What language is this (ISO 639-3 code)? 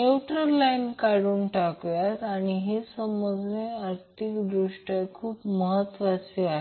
mar